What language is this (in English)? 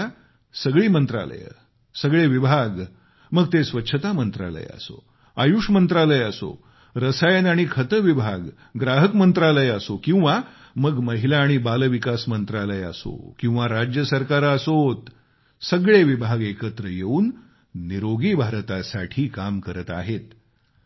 Marathi